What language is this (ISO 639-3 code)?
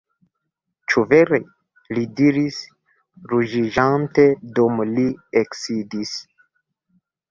epo